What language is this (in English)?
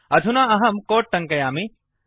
Sanskrit